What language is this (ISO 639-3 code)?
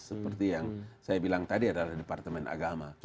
ind